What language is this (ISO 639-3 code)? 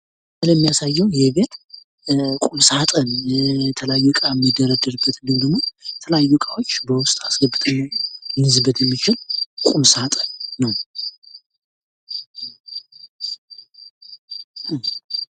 amh